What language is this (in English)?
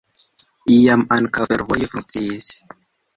Esperanto